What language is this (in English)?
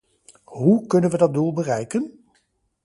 Dutch